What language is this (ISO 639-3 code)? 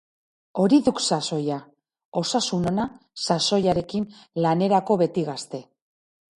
eus